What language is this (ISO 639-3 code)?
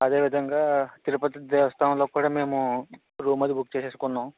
tel